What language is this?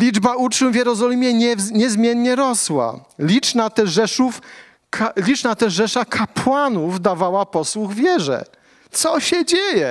Polish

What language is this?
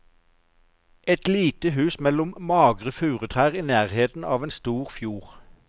Norwegian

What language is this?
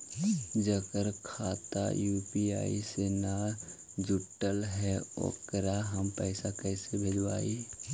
Magahi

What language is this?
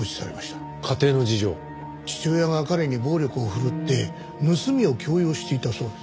Japanese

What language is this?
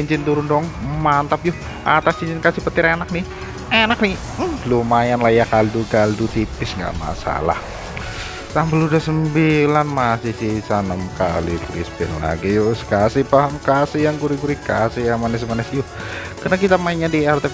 Indonesian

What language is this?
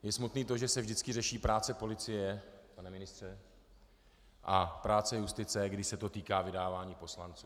Czech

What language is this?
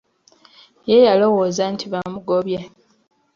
Ganda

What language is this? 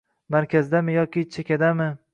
Uzbek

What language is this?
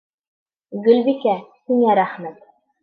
Bashkir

